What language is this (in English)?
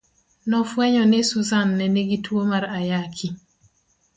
Luo (Kenya and Tanzania)